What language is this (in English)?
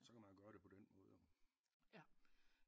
Danish